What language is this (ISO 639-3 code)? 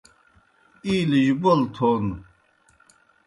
plk